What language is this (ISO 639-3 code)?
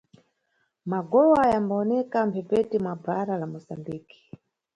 nyu